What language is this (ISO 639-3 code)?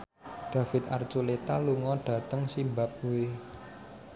jav